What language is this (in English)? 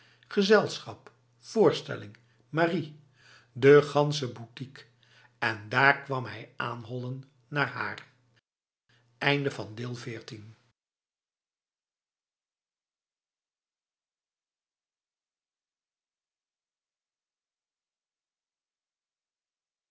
Dutch